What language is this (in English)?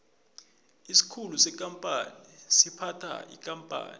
South Ndebele